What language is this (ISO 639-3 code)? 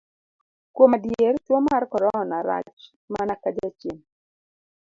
luo